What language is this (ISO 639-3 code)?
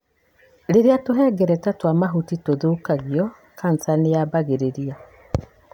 kik